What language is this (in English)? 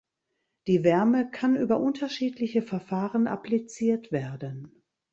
German